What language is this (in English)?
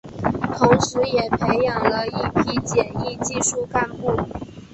Chinese